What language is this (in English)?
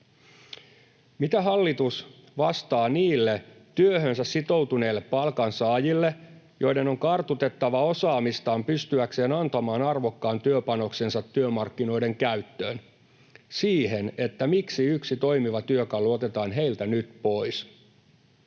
Finnish